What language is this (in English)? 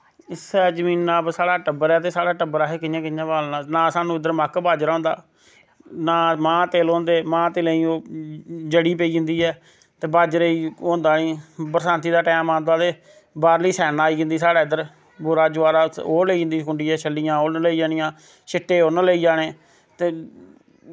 Dogri